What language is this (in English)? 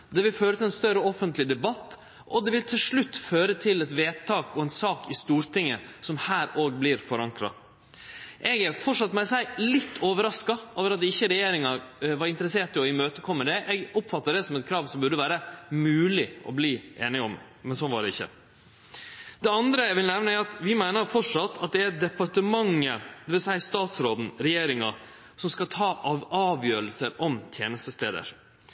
Norwegian Nynorsk